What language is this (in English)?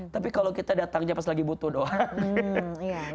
Indonesian